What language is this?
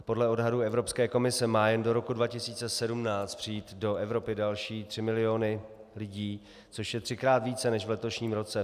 Czech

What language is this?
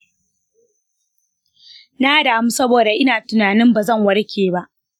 Hausa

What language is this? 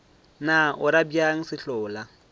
Northern Sotho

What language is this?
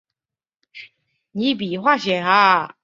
Chinese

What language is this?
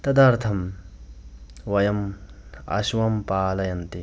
Sanskrit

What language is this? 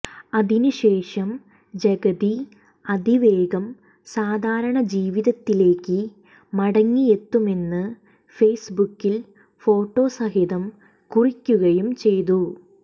Malayalam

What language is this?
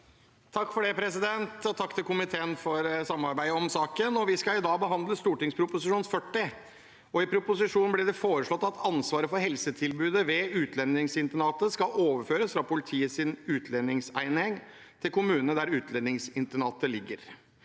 Norwegian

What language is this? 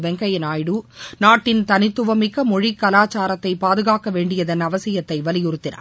Tamil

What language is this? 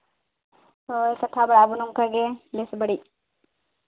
Santali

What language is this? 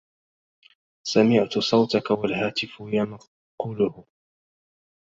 Arabic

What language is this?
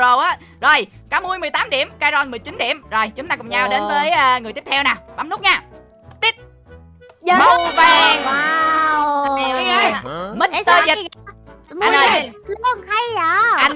Vietnamese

